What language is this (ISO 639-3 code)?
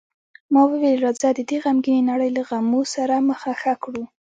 pus